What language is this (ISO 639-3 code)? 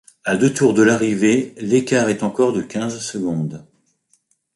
fra